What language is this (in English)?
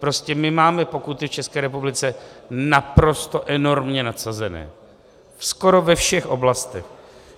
Czech